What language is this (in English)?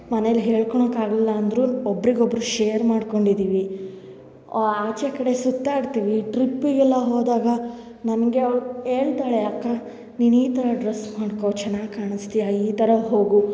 Kannada